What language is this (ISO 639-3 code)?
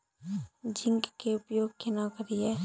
mai